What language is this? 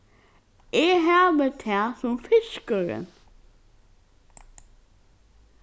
Faroese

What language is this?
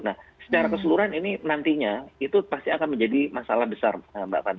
Indonesian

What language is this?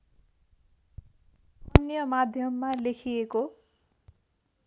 Nepali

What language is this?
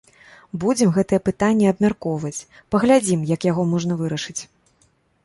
Belarusian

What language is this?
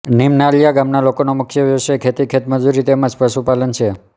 Gujarati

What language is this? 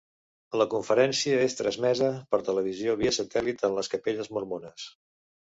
Catalan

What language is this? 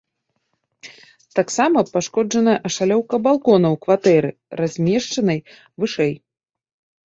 Belarusian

